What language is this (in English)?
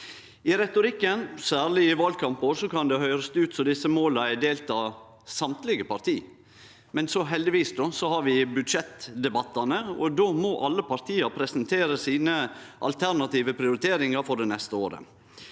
Norwegian